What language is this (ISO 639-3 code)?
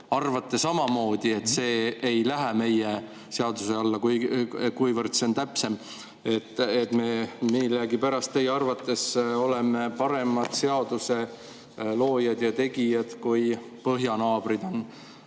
est